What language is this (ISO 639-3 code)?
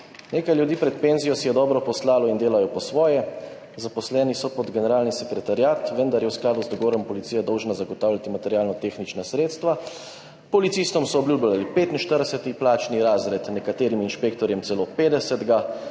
slv